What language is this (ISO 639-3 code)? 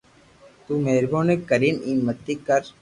lrk